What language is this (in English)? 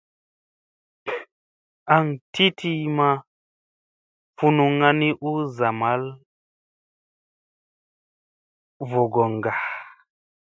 Musey